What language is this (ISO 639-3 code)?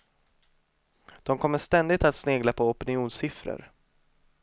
swe